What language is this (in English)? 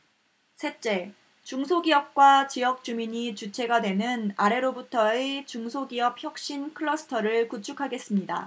Korean